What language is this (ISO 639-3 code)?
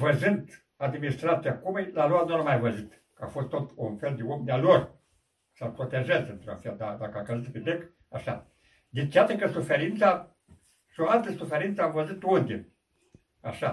ron